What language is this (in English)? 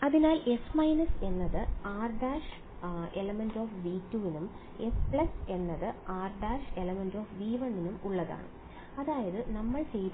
Malayalam